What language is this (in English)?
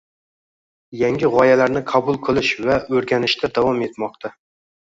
Uzbek